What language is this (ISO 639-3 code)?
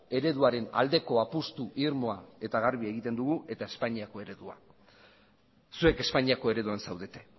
eus